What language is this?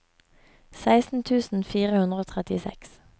Norwegian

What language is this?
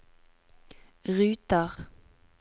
Norwegian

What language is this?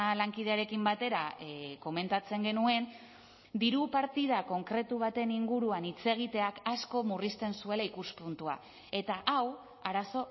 Basque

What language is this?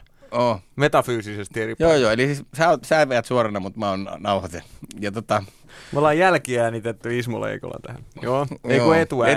Finnish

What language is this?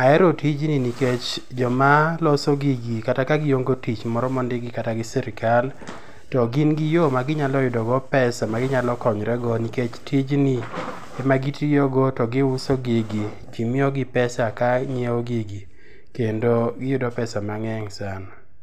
Luo (Kenya and Tanzania)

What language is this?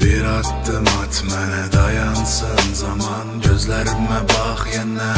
Turkish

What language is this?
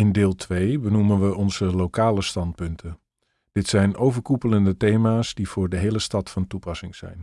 Dutch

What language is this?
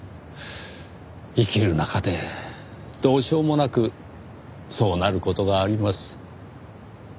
Japanese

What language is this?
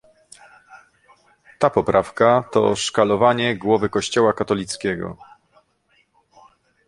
Polish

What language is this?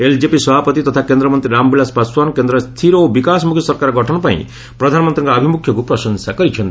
Odia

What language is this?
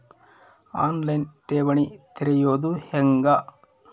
Kannada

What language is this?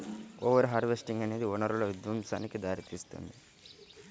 Telugu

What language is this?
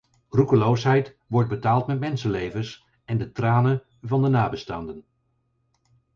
Dutch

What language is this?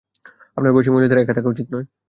Bangla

